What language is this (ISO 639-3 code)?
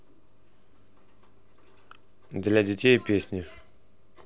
rus